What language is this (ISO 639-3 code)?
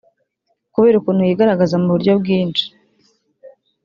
kin